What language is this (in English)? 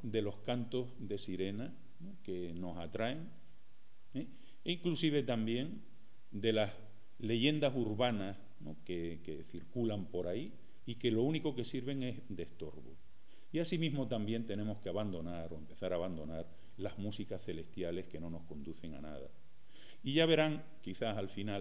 Spanish